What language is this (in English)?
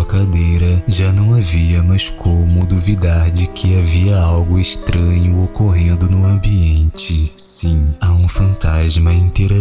Portuguese